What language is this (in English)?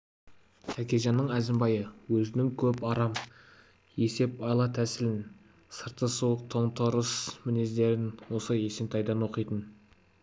Kazakh